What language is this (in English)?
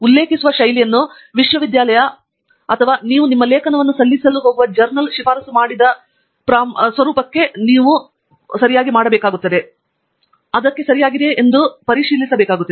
Kannada